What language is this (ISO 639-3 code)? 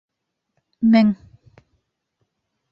bak